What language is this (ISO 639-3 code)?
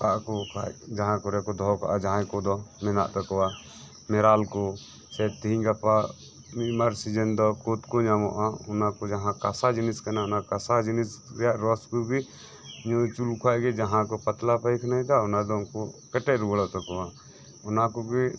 sat